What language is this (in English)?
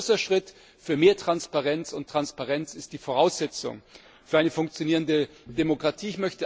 German